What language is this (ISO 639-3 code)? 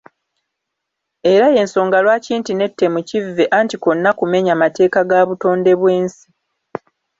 lug